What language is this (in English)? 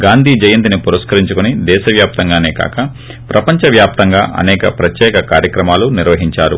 Telugu